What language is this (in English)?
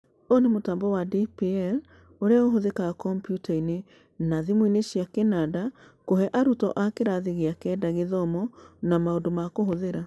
Kikuyu